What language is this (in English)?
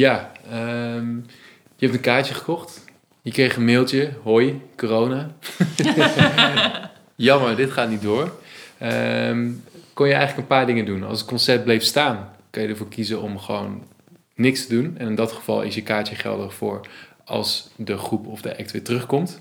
Dutch